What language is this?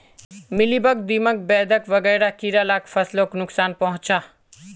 Magahi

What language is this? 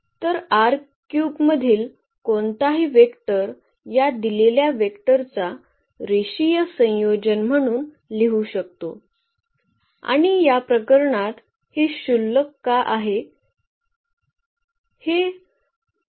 Marathi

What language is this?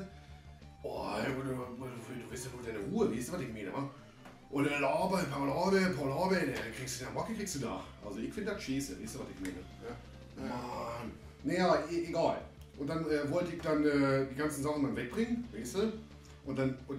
German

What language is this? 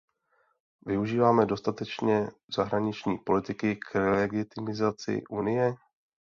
Czech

